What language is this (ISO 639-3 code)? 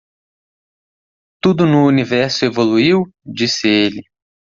por